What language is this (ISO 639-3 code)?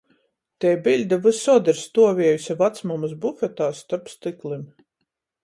ltg